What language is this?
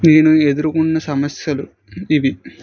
Telugu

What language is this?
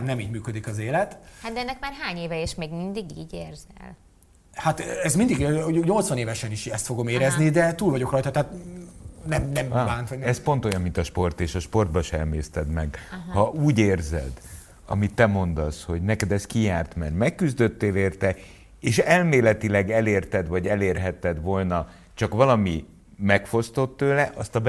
Hungarian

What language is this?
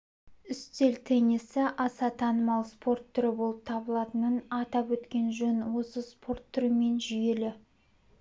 Kazakh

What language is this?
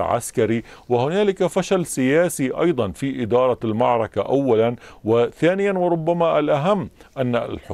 Arabic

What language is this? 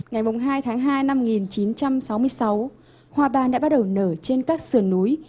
Vietnamese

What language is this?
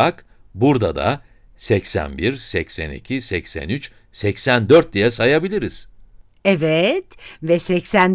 Turkish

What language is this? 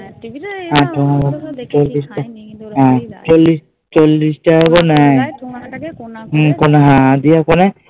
Bangla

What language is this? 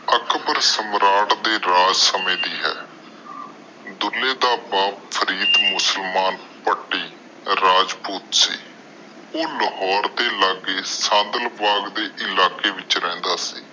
Punjabi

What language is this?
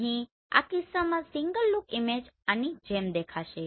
Gujarati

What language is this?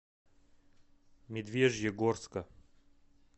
Russian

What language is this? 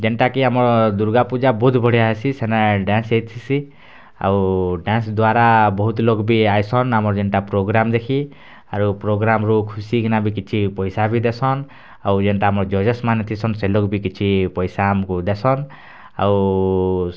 Odia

